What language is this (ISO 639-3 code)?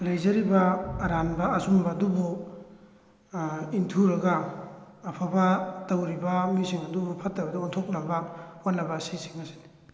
mni